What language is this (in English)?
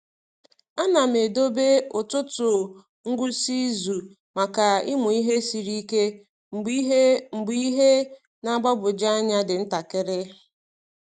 Igbo